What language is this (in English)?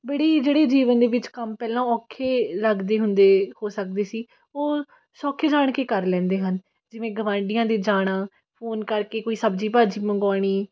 Punjabi